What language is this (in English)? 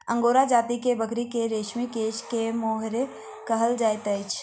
Maithili